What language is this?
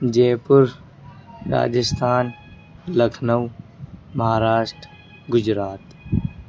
Urdu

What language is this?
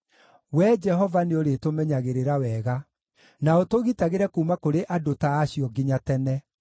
Kikuyu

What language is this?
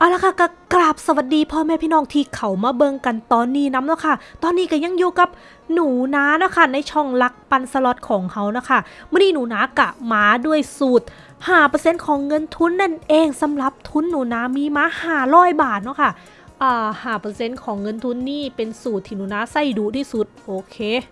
Thai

